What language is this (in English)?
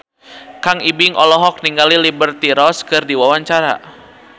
Sundanese